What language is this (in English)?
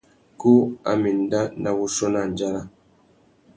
Tuki